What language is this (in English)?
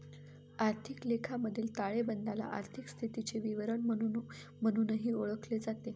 Marathi